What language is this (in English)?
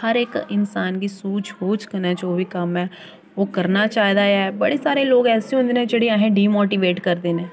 Dogri